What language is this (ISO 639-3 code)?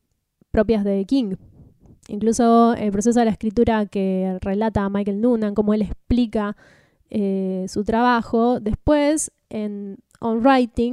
spa